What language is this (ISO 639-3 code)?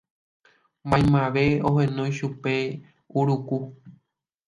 grn